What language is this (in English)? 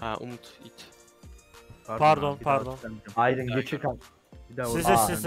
Turkish